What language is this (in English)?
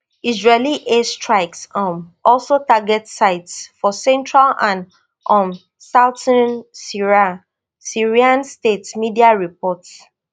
Nigerian Pidgin